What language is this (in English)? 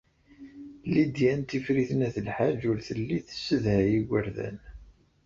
Kabyle